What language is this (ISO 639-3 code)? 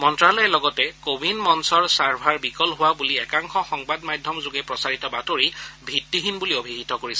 asm